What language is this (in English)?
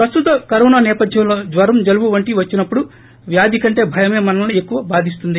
Telugu